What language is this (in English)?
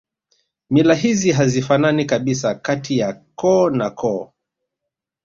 Swahili